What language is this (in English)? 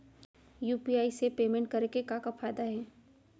Chhattisgarhi